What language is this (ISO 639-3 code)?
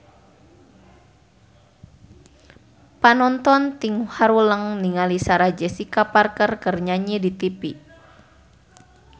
sun